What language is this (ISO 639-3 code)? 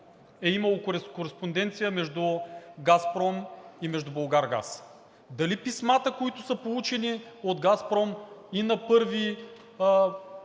bul